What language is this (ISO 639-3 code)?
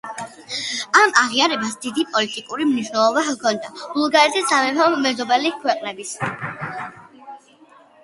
kat